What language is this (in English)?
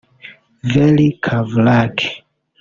Kinyarwanda